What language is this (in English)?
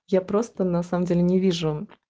Russian